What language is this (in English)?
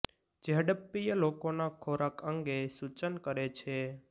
Gujarati